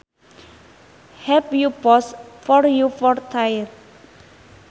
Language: Sundanese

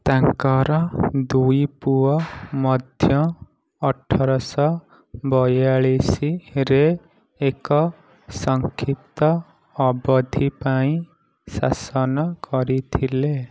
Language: Odia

